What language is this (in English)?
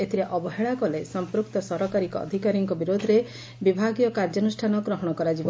Odia